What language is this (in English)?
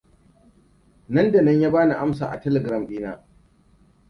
Hausa